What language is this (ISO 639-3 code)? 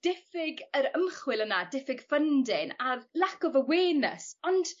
cym